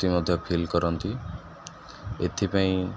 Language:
Odia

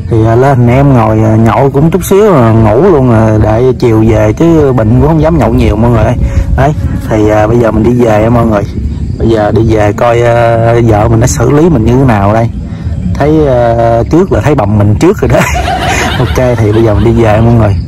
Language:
Vietnamese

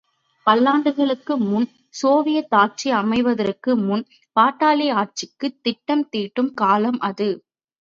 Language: Tamil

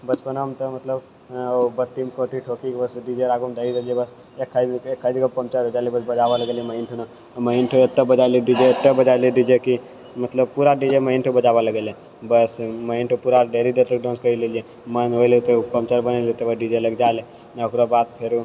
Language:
Maithili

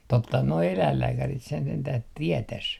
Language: Finnish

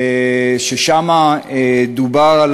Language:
Hebrew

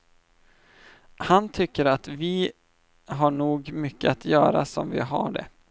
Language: Swedish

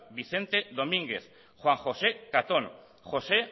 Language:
Basque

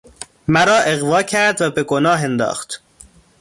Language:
Persian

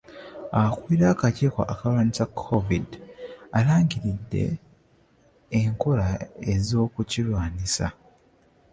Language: Ganda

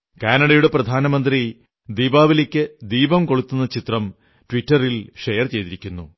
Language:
Malayalam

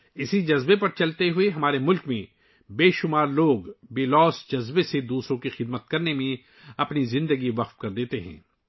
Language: Urdu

